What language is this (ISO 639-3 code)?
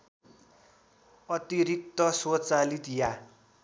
nep